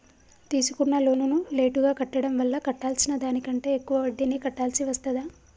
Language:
Telugu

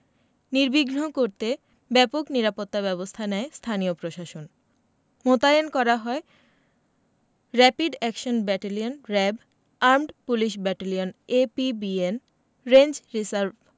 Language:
Bangla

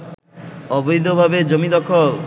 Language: Bangla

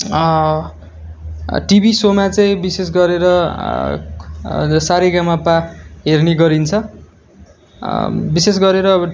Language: Nepali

